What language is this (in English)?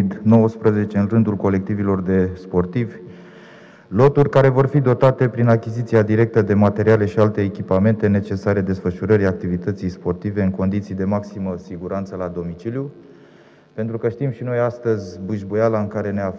Romanian